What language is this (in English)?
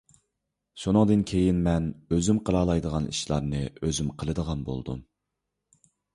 Uyghur